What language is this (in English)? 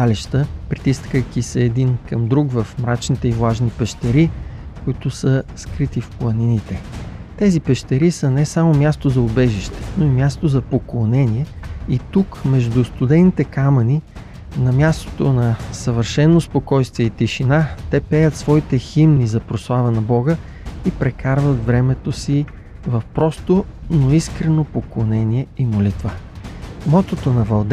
Bulgarian